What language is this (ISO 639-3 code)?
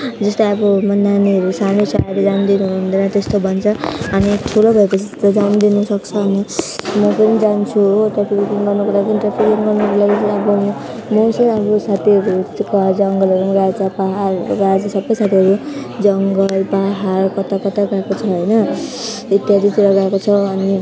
nep